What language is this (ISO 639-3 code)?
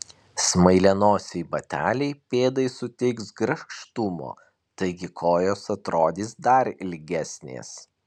lit